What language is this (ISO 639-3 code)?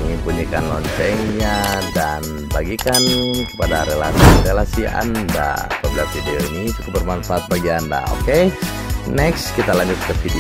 ind